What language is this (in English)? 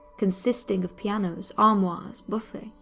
English